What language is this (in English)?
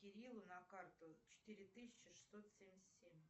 Russian